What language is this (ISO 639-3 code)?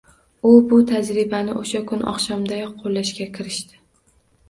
uzb